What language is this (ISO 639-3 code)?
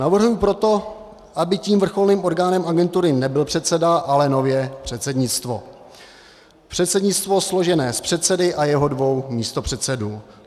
ces